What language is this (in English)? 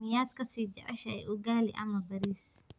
Somali